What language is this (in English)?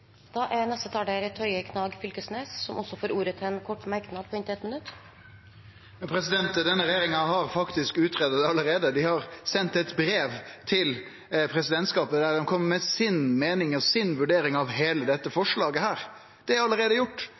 Norwegian